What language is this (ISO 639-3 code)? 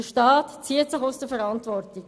gsw